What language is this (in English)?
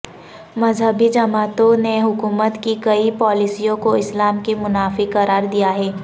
Urdu